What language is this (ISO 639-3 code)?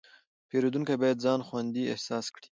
pus